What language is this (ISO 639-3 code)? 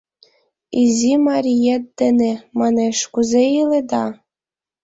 chm